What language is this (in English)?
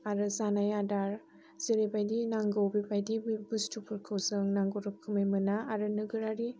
Bodo